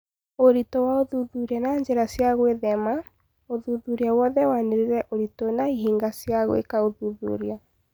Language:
Kikuyu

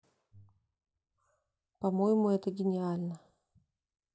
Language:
Russian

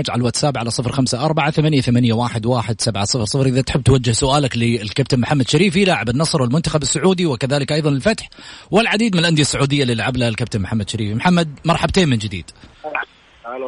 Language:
Arabic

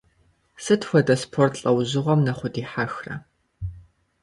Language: Kabardian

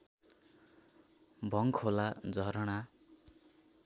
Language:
Nepali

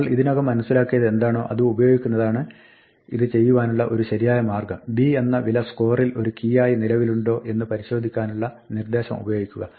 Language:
Malayalam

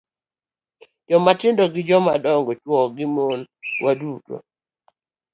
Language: Luo (Kenya and Tanzania)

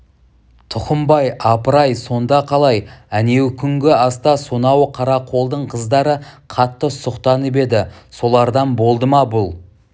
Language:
Kazakh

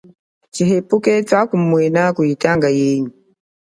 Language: Chokwe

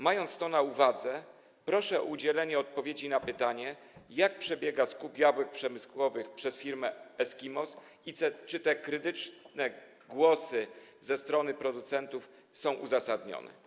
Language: Polish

